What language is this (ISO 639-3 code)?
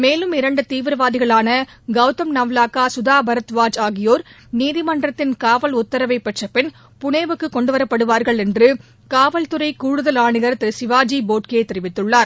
tam